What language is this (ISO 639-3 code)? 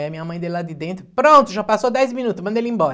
por